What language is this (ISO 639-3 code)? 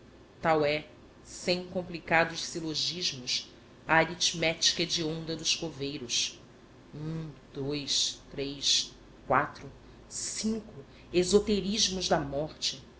por